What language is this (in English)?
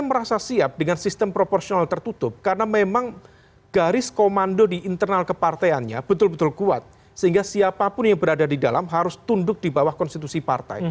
Indonesian